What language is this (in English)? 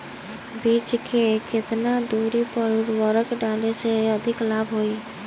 Bhojpuri